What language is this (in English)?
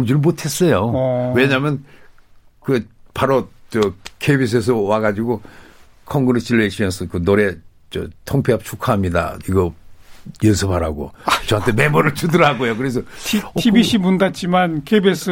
Korean